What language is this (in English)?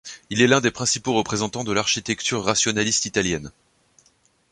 French